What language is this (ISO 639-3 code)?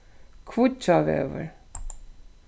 fao